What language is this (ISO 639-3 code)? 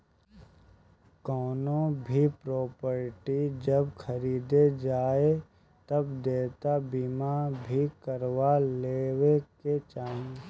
bho